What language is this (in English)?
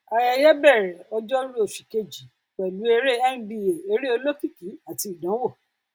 Yoruba